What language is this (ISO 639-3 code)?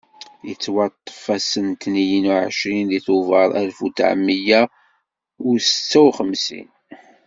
kab